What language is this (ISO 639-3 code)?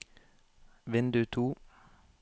nor